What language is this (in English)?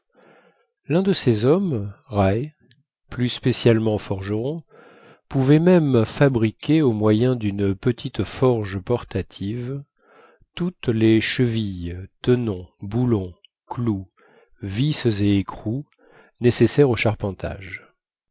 French